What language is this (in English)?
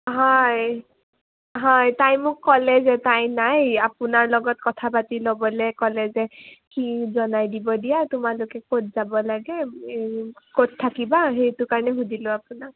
Assamese